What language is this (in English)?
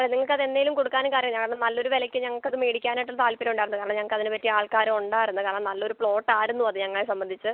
Malayalam